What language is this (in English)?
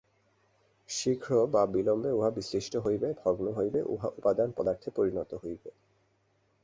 Bangla